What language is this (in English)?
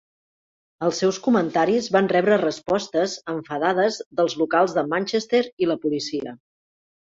Catalan